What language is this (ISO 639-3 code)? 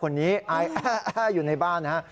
tha